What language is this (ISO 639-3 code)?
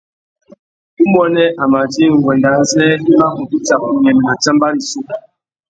bag